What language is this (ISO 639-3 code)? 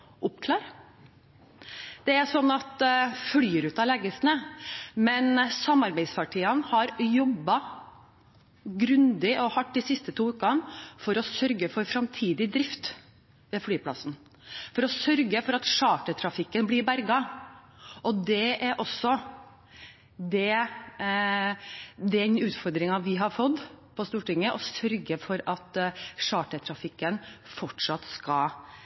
nob